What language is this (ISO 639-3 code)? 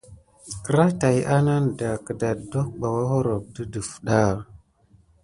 gid